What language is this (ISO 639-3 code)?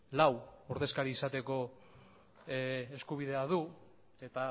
eus